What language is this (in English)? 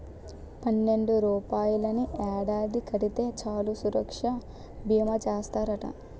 Telugu